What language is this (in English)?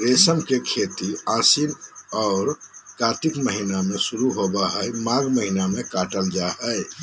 Magahi